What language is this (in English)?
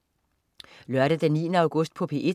Danish